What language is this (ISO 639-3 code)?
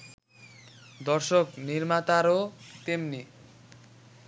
ben